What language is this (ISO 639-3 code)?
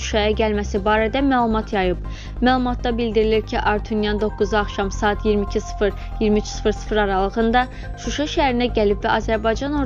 tur